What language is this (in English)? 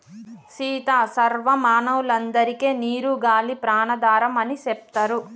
Telugu